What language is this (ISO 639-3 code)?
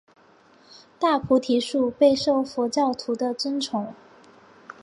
zho